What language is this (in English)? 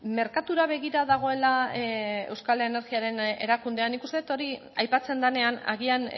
Basque